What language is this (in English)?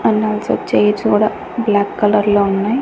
Telugu